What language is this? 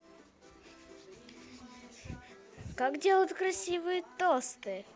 Russian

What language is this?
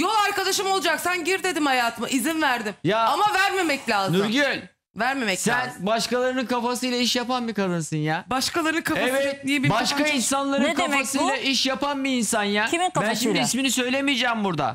Turkish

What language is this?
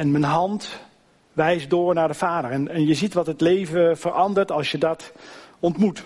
Dutch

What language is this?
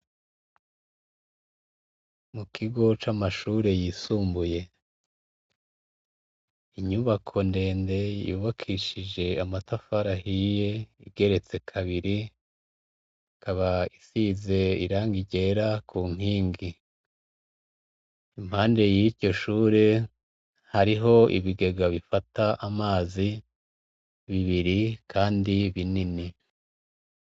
Rundi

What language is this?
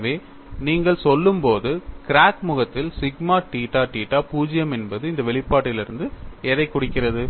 Tamil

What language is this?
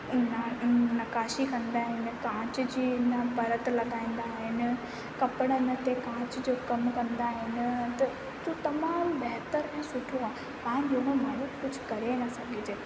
Sindhi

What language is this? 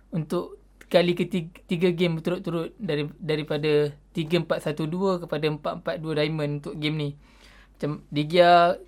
Malay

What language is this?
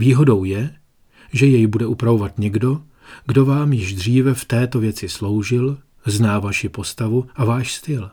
Czech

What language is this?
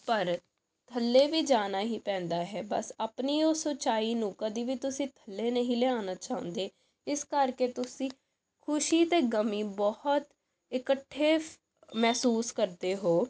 Punjabi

